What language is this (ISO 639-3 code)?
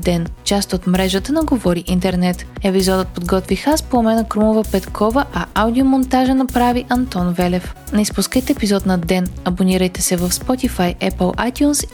bul